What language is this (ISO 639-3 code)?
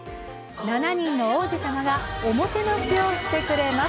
jpn